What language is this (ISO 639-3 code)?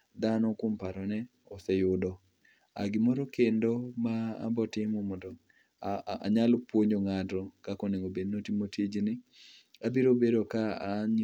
luo